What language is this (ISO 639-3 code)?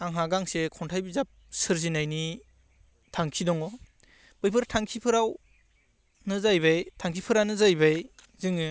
brx